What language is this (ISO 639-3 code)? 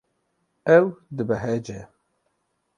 kur